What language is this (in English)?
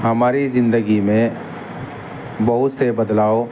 Urdu